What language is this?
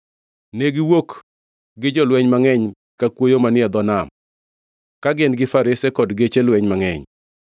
Luo (Kenya and Tanzania)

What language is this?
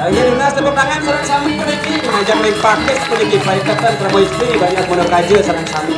Indonesian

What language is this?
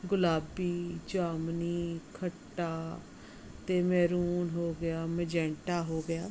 Punjabi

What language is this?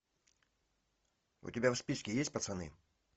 Russian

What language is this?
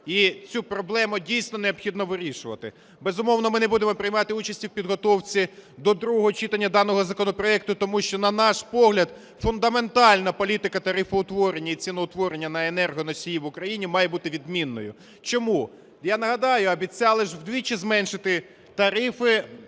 Ukrainian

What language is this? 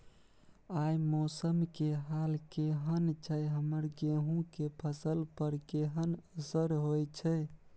Maithili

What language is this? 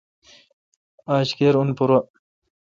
Kalkoti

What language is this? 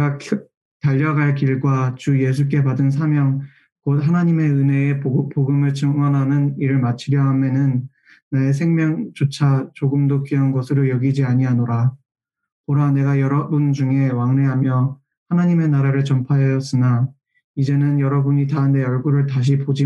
Korean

